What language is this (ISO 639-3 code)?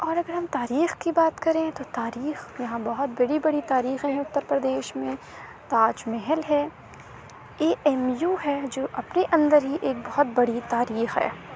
urd